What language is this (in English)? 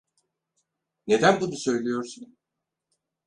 Turkish